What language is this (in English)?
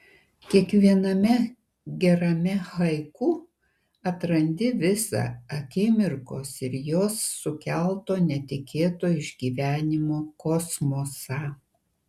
Lithuanian